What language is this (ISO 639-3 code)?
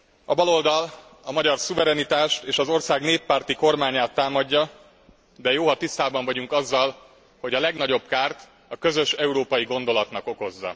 hun